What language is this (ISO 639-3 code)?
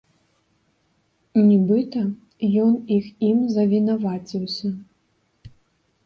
bel